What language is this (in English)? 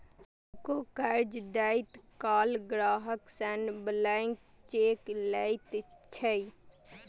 Maithili